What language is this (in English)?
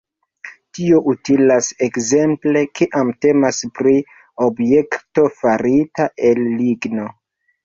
Esperanto